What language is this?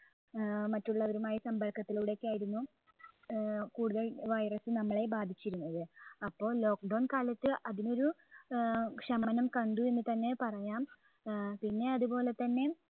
Malayalam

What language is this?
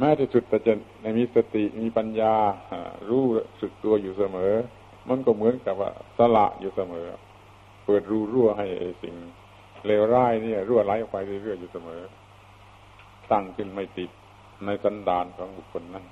Thai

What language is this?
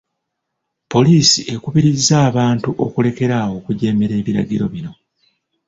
Ganda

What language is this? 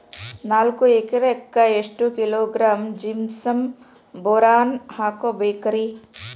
Kannada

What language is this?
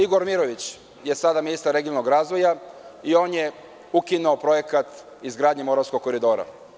Serbian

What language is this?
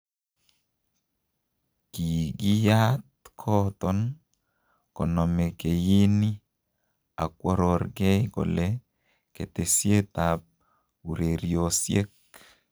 Kalenjin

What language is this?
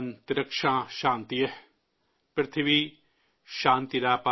Urdu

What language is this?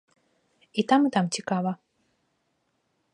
Belarusian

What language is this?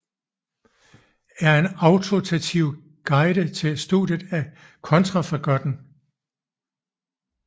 Danish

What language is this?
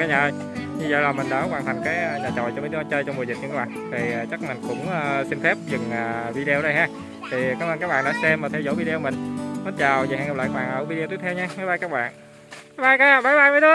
Vietnamese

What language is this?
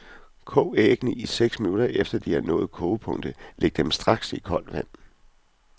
Danish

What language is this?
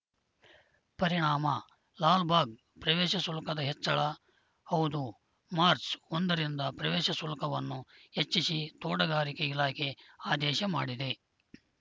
Kannada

